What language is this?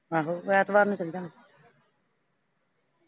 Punjabi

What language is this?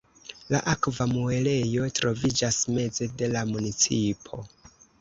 Esperanto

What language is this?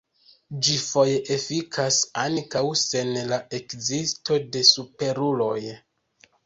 Esperanto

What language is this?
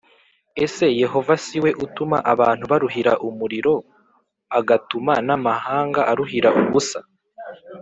Kinyarwanda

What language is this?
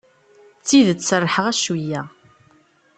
Kabyle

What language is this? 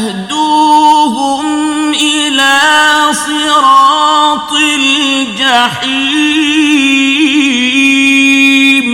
Arabic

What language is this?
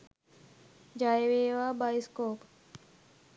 Sinhala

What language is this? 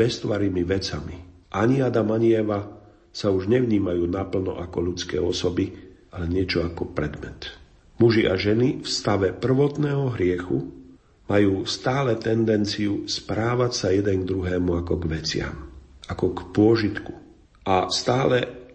Slovak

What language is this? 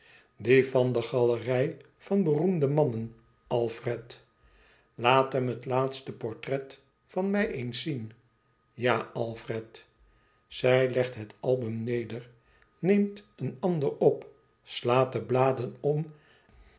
Dutch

